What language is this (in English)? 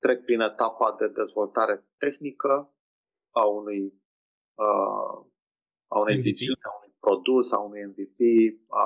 Romanian